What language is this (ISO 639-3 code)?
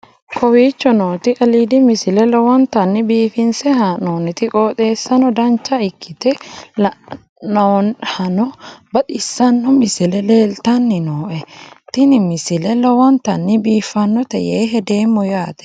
sid